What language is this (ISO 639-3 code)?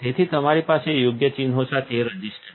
guj